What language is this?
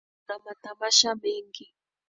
Swahili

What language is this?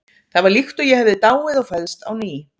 Icelandic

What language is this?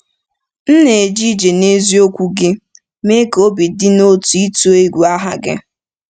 Igbo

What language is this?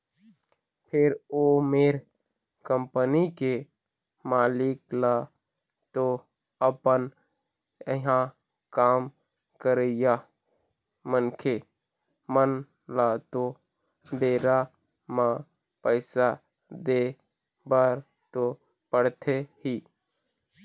Chhattisgarhi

